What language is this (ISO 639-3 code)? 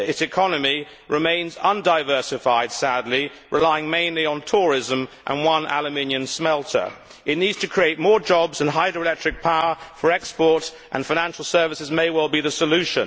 eng